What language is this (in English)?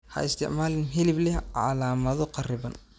Somali